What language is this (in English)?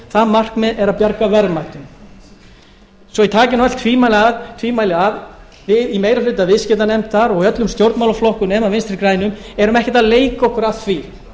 Icelandic